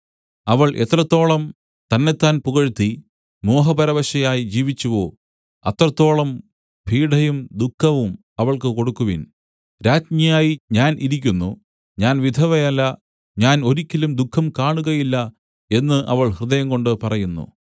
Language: Malayalam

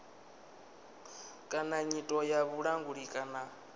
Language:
Venda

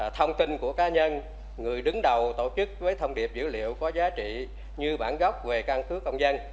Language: Vietnamese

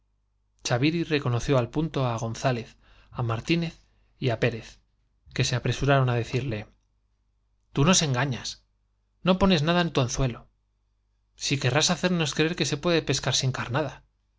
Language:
Spanish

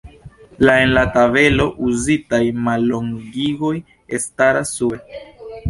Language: Esperanto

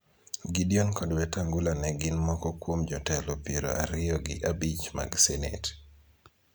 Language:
Luo (Kenya and Tanzania)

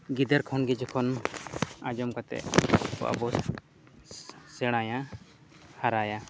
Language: Santali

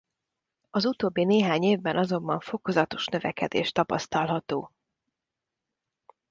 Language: Hungarian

